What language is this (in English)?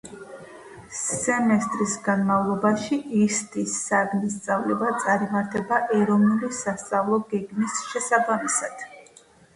Georgian